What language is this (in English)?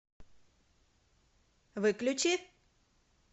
Russian